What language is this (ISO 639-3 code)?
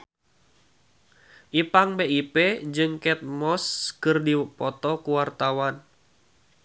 sun